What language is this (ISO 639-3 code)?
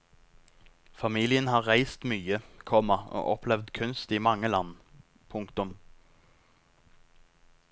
nor